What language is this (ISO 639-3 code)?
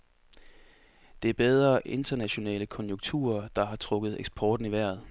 dan